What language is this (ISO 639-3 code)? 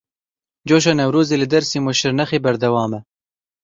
kur